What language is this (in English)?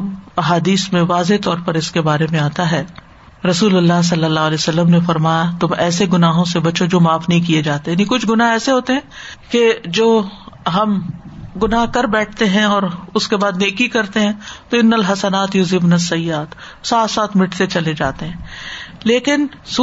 Urdu